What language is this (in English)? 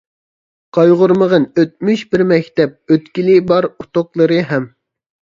Uyghur